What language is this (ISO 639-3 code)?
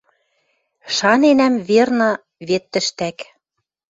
mrj